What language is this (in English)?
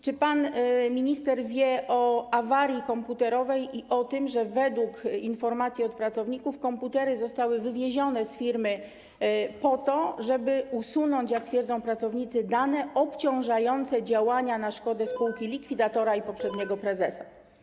Polish